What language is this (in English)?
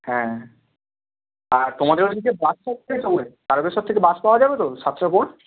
Bangla